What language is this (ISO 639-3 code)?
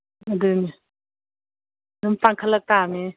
mni